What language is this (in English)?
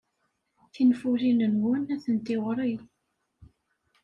Kabyle